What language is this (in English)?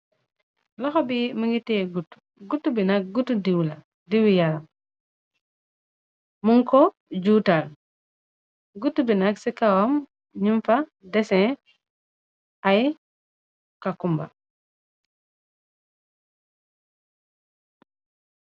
Wolof